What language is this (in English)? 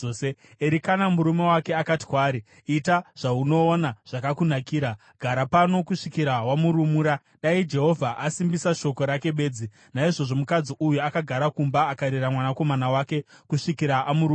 Shona